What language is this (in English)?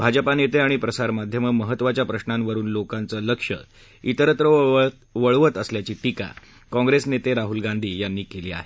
Marathi